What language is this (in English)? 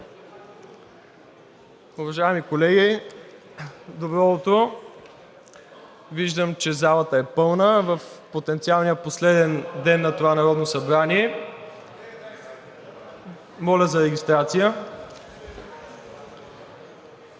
Bulgarian